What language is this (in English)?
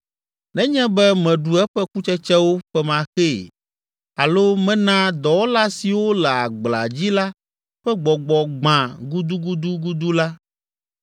Ewe